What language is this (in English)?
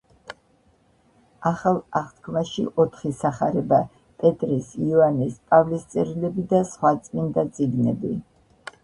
Georgian